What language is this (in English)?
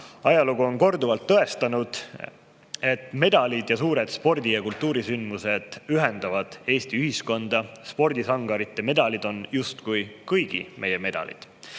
Estonian